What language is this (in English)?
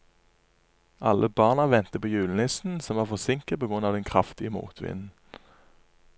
Norwegian